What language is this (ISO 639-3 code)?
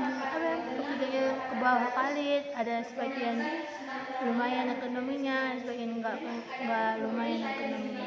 ind